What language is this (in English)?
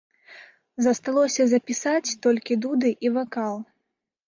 Belarusian